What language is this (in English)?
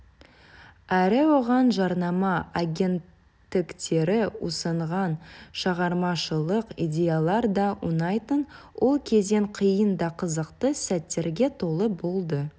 Kazakh